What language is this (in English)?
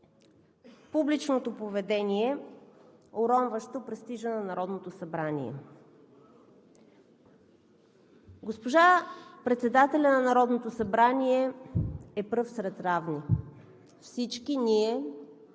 Bulgarian